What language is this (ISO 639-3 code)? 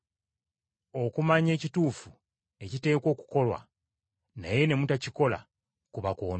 lug